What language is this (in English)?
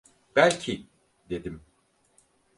Turkish